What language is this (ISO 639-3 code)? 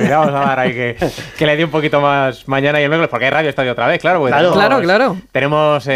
spa